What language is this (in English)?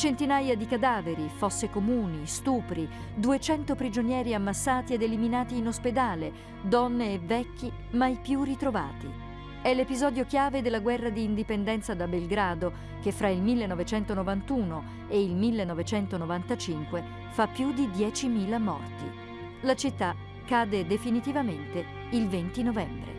Italian